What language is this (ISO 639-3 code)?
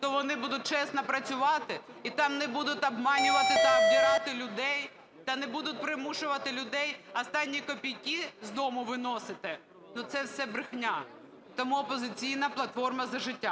ukr